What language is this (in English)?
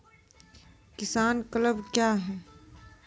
Maithili